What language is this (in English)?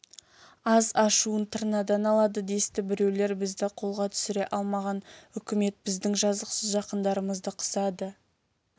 Kazakh